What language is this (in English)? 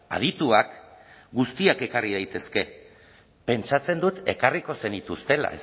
Basque